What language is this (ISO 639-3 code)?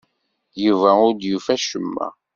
kab